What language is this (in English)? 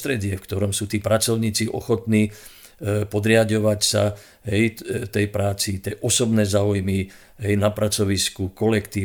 Slovak